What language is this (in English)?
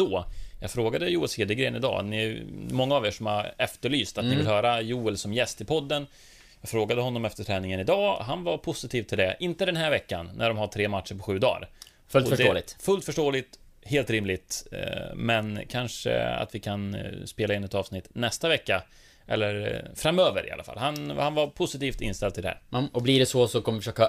Swedish